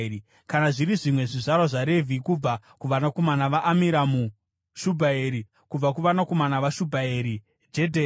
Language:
Shona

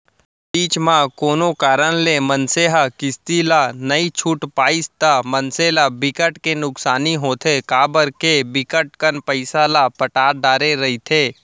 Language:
Chhattisgarhi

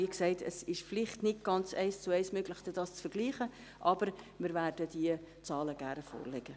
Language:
Swiss German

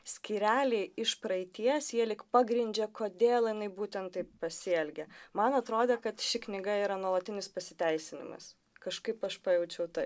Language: Lithuanian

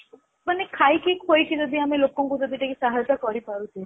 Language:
Odia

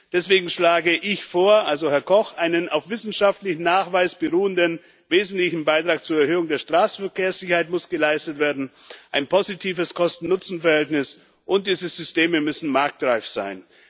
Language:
German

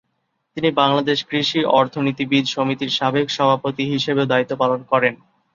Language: Bangla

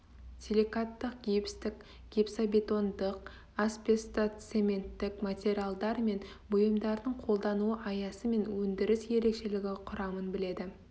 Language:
Kazakh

